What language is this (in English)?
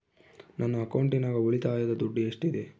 Kannada